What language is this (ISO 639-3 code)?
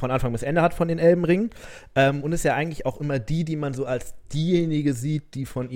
deu